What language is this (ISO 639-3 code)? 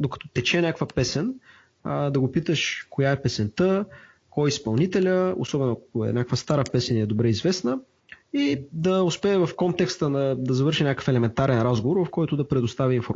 bul